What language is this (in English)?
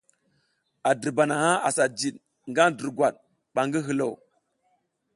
South Giziga